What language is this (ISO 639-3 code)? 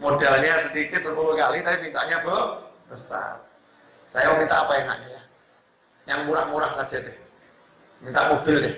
ind